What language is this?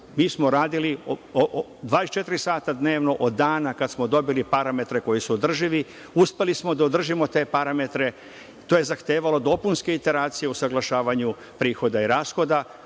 Serbian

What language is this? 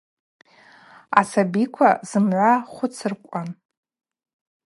Abaza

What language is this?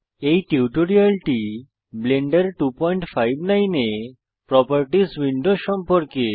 Bangla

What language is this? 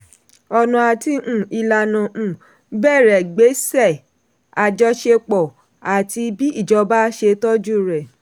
Yoruba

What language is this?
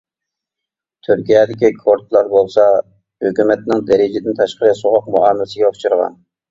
Uyghur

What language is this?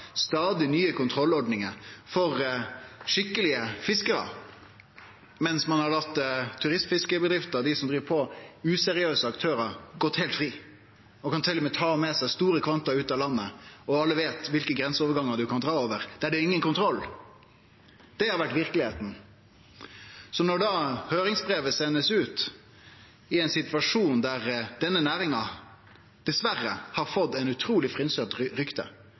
Norwegian Nynorsk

